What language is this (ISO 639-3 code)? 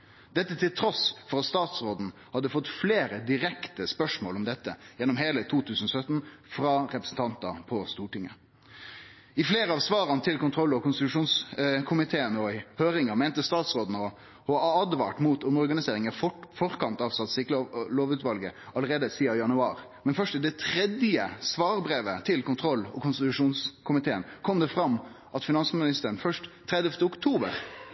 nno